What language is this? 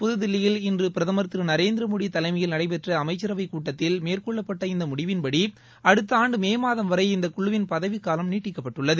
Tamil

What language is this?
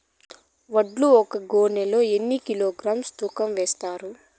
Telugu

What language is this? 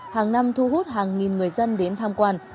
Vietnamese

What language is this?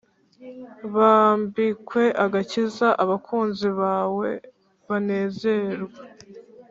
Kinyarwanda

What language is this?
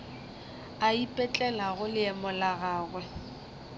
Northern Sotho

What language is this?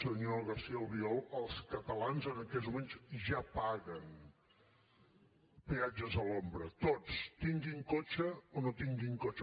Catalan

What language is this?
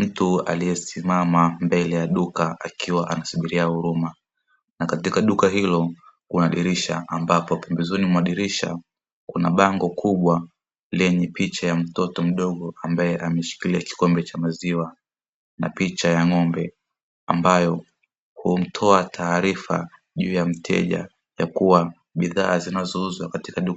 Swahili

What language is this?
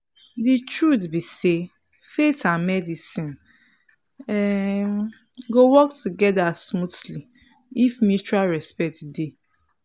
Nigerian Pidgin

